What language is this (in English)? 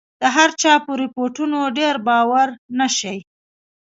Pashto